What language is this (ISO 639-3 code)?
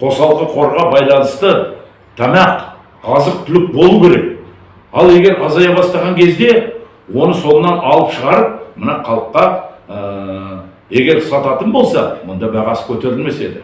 kaz